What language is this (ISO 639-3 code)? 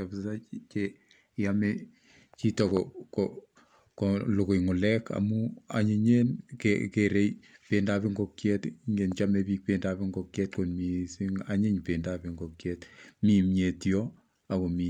kln